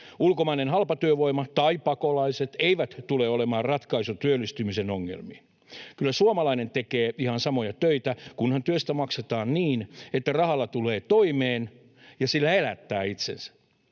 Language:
Finnish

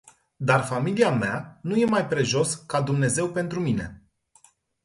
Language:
Romanian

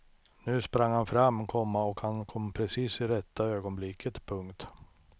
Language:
Swedish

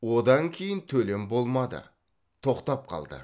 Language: Kazakh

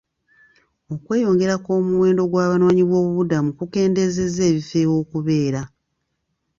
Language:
Ganda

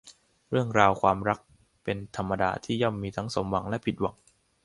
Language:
Thai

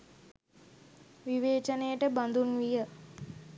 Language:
Sinhala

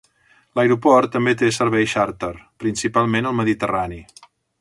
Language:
Catalan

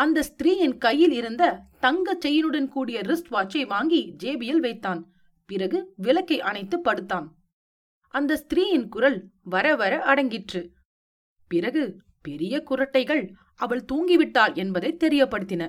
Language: Tamil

